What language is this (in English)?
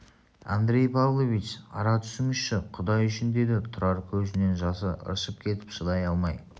Kazakh